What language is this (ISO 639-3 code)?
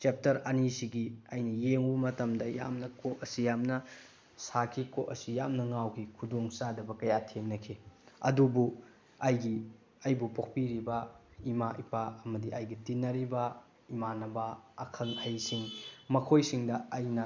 mni